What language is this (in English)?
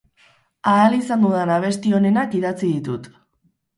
Basque